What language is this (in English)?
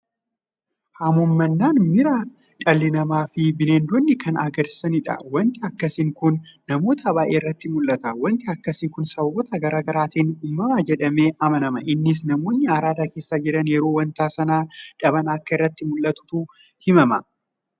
Oromo